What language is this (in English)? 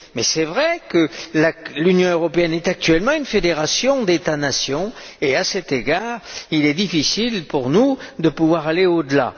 French